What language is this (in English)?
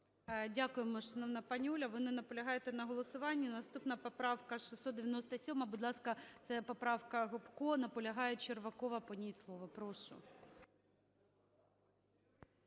Ukrainian